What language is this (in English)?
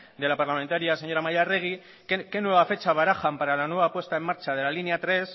Spanish